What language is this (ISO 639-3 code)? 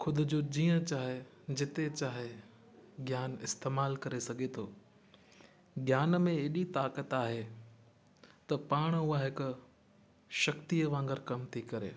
snd